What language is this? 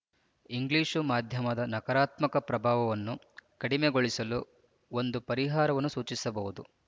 Kannada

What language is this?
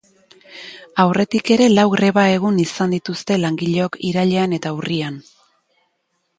Basque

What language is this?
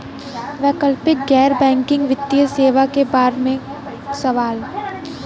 Bhojpuri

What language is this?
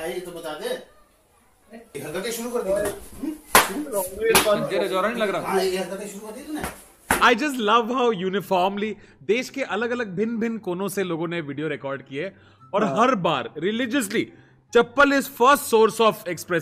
Hindi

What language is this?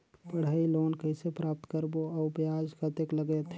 Chhattisgarhi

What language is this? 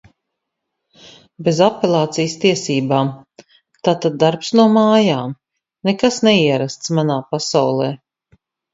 Latvian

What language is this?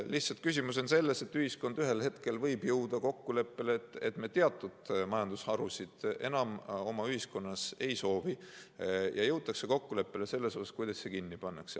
Estonian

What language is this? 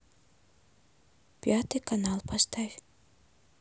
Russian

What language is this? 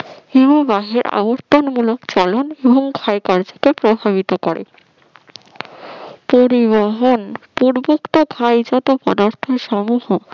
Bangla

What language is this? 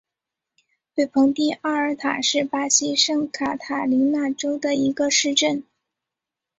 Chinese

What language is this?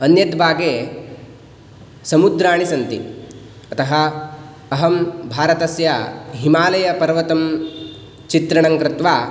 Sanskrit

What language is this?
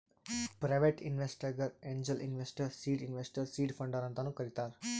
Kannada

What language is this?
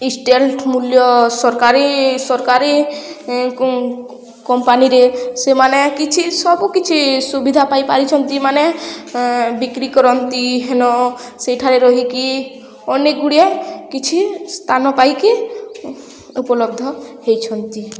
Odia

